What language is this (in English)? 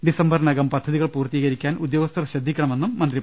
Malayalam